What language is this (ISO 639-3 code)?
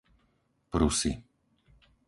slk